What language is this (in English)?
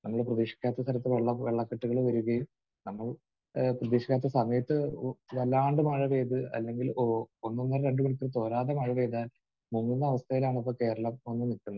Malayalam